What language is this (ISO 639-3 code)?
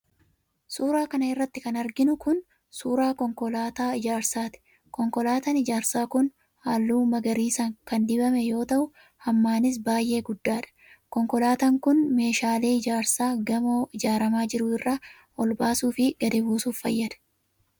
orm